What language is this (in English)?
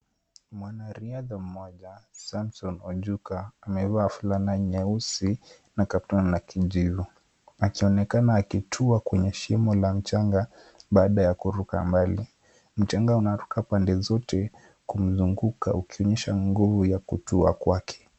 Swahili